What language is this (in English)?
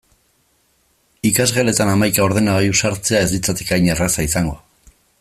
Basque